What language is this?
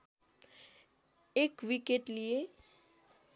Nepali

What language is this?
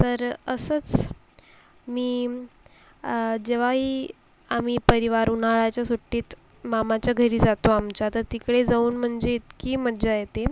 Marathi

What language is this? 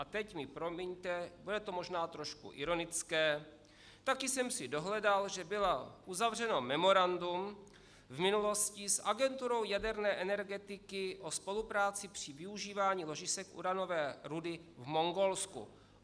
Czech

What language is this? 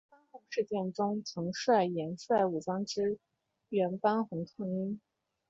Chinese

